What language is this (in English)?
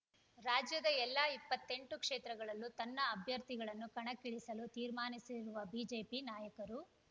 Kannada